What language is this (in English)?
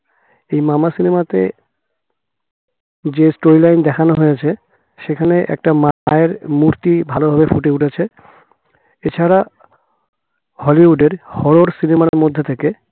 Bangla